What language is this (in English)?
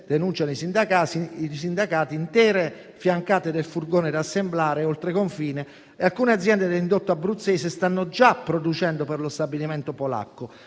Italian